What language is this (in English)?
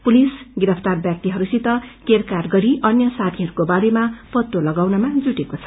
Nepali